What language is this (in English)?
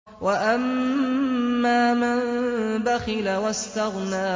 Arabic